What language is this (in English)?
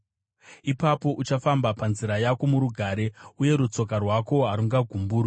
Shona